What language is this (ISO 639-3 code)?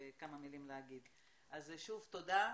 heb